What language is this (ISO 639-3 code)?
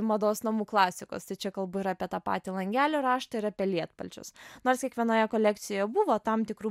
lit